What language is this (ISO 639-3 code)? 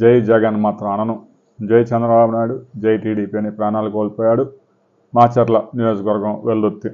tel